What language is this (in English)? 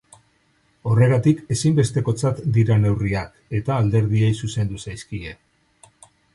Basque